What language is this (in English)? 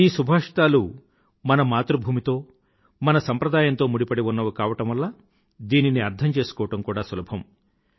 Telugu